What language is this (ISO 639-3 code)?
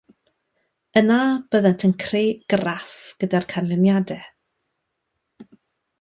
cym